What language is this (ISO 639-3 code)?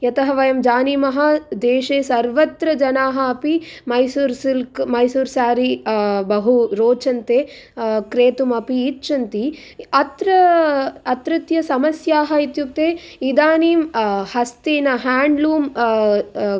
san